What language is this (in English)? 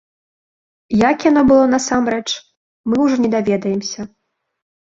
Belarusian